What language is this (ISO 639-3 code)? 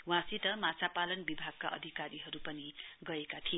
nep